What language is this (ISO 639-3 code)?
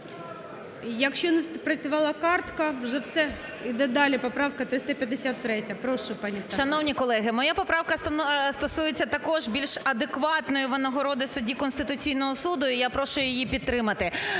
ukr